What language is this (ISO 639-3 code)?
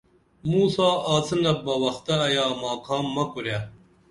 dml